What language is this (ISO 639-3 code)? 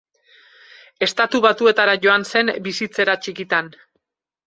eus